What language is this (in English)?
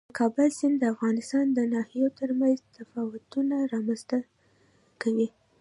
Pashto